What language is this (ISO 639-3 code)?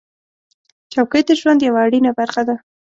pus